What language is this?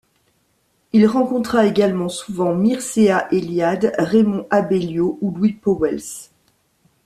French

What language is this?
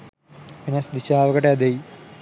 Sinhala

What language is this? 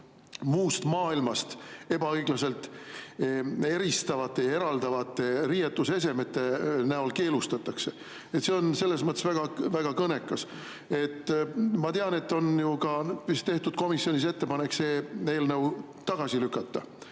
Estonian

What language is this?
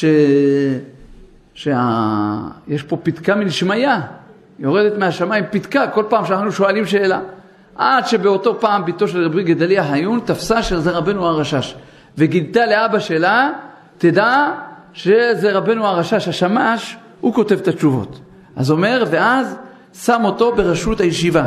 Hebrew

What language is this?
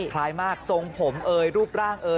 Thai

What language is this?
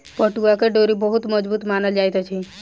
Maithili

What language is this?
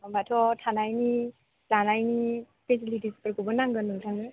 Bodo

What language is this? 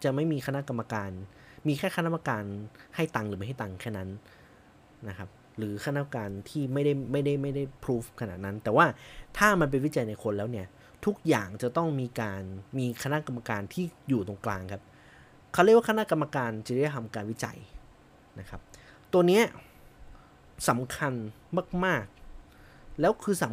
Thai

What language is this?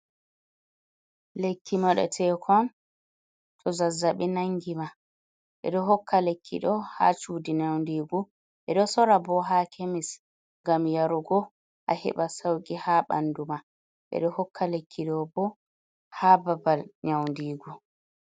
Fula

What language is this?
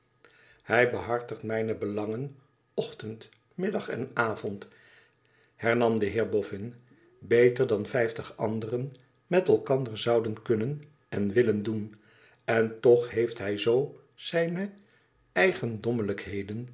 Dutch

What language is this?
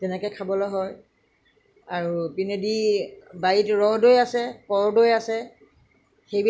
Assamese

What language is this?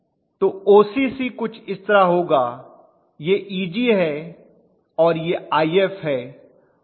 Hindi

